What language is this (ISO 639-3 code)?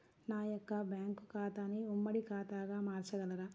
tel